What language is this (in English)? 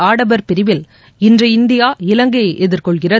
Tamil